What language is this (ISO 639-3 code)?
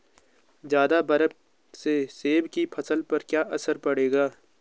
hin